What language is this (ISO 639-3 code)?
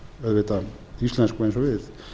isl